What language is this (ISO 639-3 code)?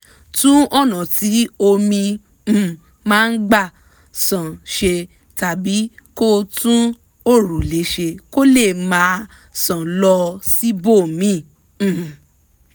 yor